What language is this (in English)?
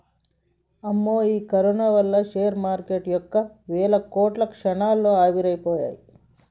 Telugu